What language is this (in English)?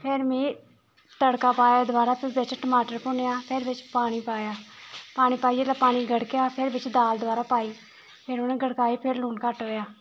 Dogri